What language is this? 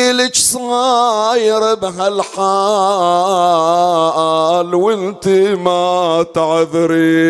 Arabic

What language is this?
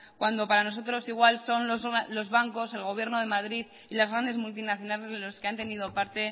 Spanish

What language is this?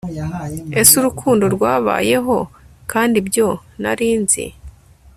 Kinyarwanda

